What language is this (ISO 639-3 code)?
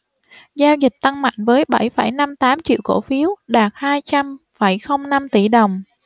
vie